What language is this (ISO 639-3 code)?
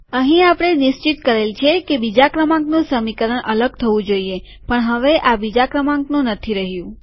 guj